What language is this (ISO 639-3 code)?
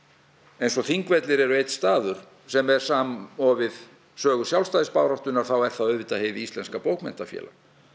isl